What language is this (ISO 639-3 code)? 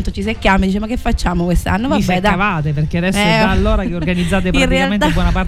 ita